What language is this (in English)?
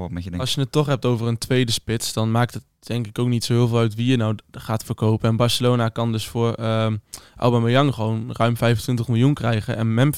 Dutch